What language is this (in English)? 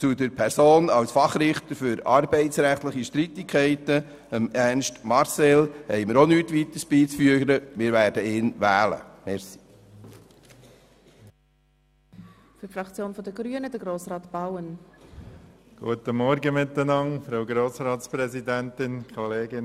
Swiss German